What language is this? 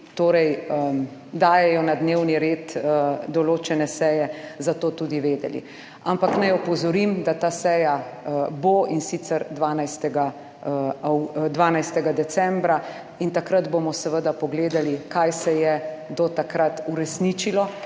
Slovenian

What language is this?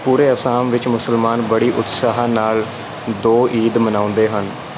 Punjabi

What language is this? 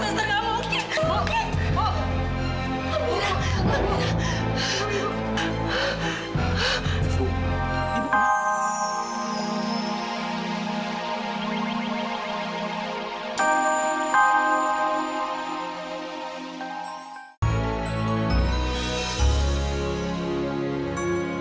Indonesian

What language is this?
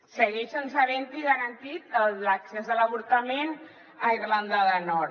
Catalan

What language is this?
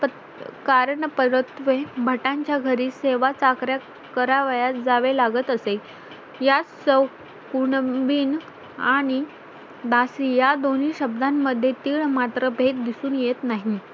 Marathi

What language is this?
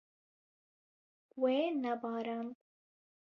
Kurdish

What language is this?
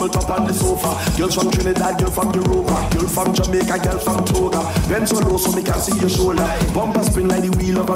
English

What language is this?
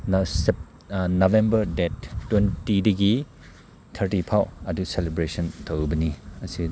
Manipuri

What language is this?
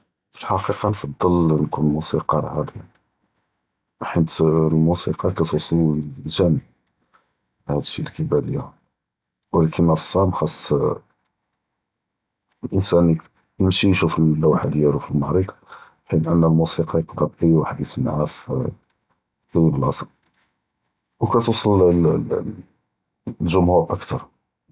Judeo-Arabic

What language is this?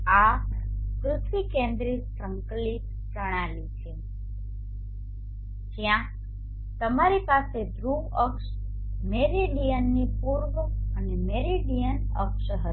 Gujarati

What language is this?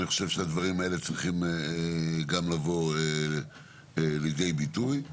Hebrew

